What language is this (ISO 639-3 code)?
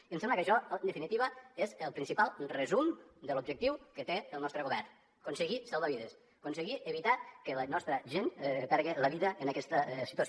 cat